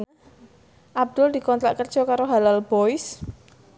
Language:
Javanese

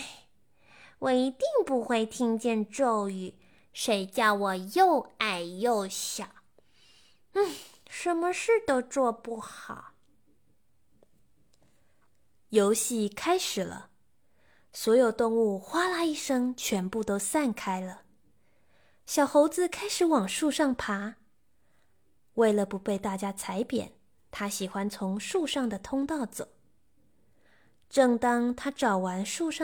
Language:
Chinese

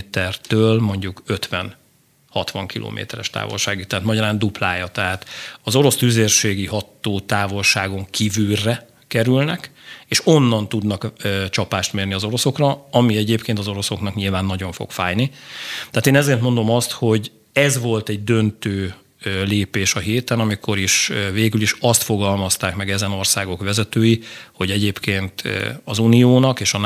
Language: Hungarian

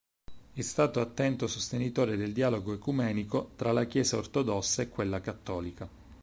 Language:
Italian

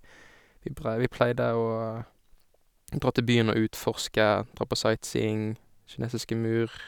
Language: Norwegian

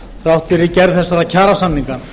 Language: Icelandic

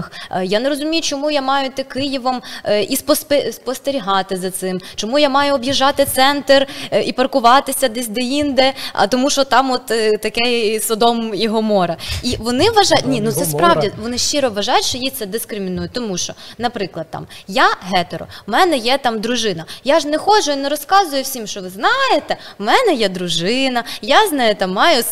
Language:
Ukrainian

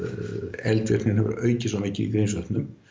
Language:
Icelandic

